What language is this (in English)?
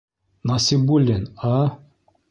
Bashkir